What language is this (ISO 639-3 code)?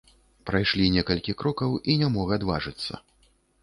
bel